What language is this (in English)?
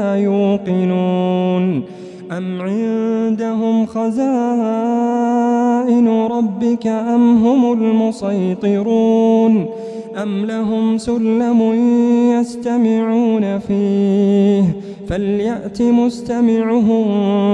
Arabic